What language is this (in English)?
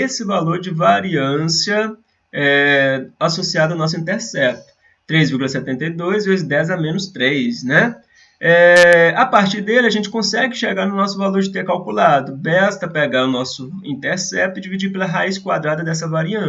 Portuguese